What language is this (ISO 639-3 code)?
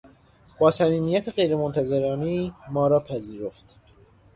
fas